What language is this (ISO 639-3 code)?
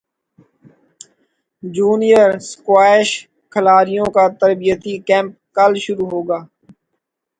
urd